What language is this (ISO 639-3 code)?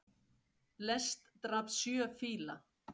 isl